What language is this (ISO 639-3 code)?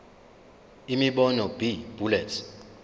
zul